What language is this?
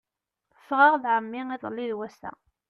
Kabyle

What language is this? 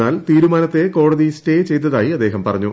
Malayalam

